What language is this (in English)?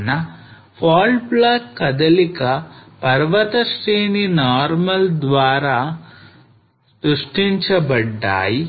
Telugu